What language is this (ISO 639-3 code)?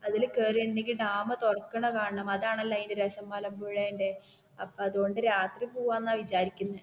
mal